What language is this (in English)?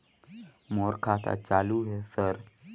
Chhattisgarhi